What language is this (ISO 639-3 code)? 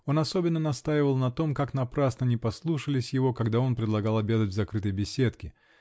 rus